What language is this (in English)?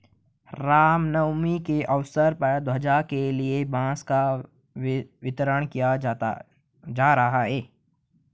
Hindi